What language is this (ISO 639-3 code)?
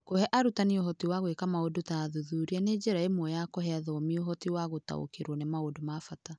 kik